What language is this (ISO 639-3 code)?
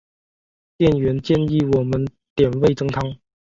zho